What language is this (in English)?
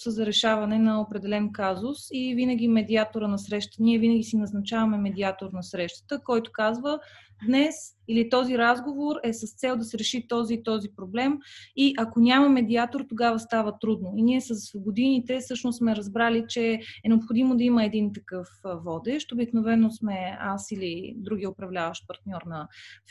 Bulgarian